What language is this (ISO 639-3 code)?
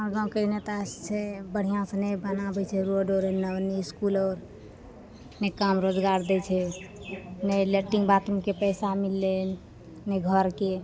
mai